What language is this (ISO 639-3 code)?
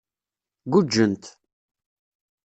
kab